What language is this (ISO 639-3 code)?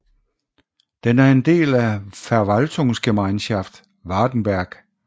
dan